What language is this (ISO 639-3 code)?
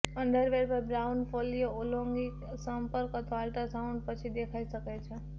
guj